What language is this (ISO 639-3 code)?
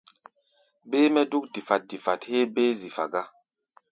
gba